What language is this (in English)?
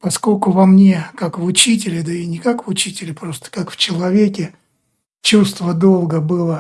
Russian